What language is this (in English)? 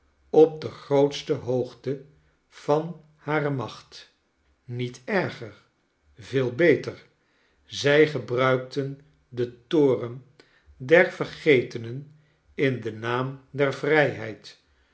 Dutch